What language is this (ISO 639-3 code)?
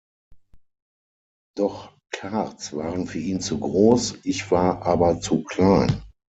deu